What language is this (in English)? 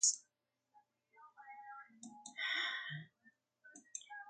English